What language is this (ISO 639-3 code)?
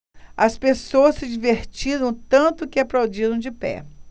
por